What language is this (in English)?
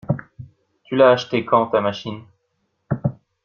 French